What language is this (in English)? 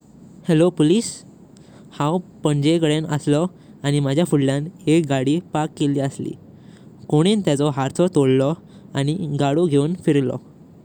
Konkani